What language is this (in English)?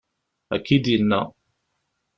Kabyle